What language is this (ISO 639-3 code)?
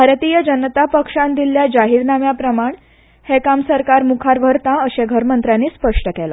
kok